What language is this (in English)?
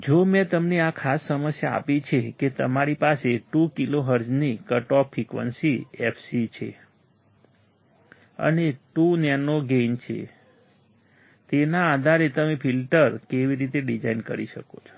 Gujarati